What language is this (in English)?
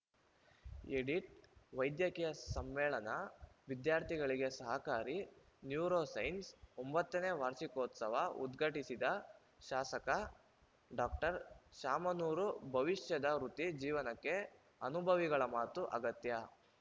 Kannada